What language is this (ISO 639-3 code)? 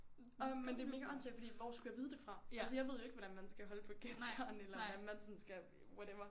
dan